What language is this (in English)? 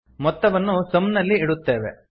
Kannada